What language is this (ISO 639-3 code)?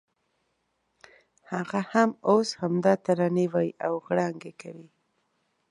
pus